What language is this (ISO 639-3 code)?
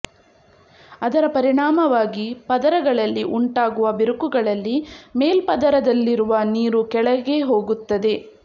kan